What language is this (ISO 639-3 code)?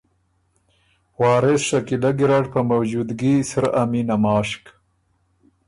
oru